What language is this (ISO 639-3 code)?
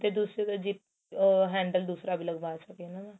pan